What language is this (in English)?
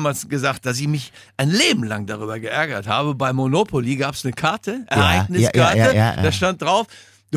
German